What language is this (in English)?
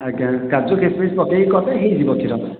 Odia